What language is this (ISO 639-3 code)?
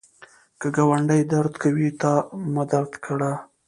pus